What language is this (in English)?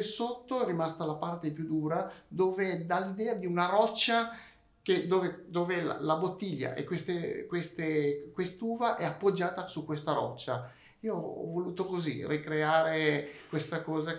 Italian